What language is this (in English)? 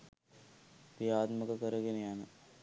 Sinhala